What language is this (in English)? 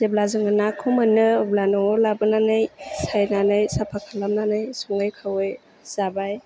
Bodo